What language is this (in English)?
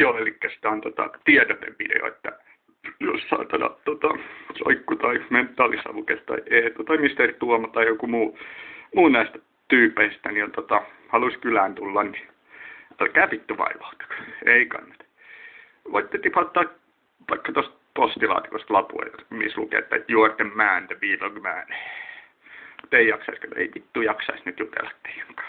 Finnish